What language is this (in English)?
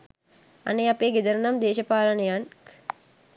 Sinhala